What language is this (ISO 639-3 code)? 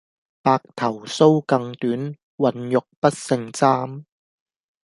yue